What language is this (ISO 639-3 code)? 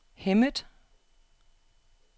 dan